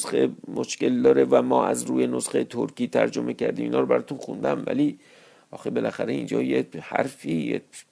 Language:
Persian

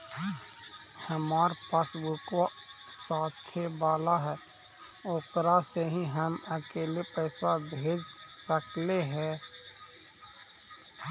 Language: Magahi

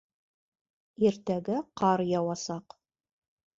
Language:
Bashkir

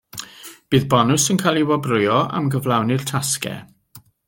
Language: Welsh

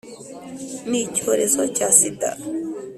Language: Kinyarwanda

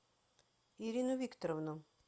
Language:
Russian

